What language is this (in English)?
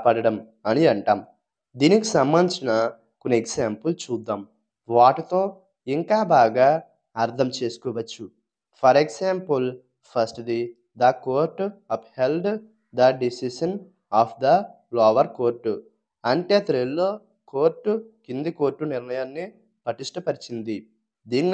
Telugu